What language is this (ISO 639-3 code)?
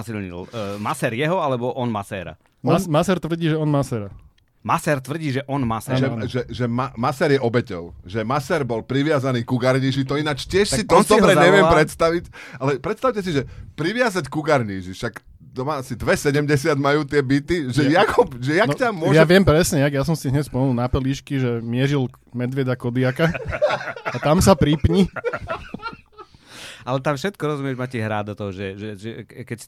slk